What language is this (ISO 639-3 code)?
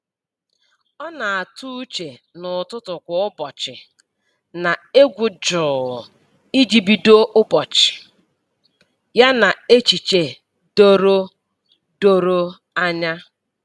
ibo